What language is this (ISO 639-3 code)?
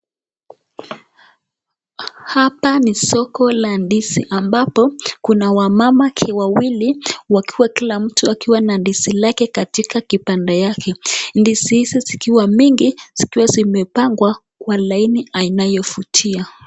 swa